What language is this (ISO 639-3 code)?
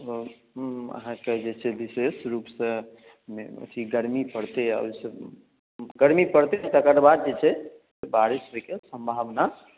mai